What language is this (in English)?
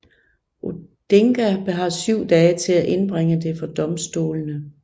Danish